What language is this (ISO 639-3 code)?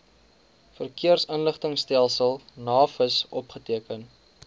afr